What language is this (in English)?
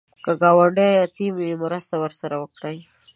Pashto